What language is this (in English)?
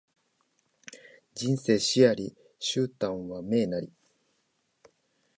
Japanese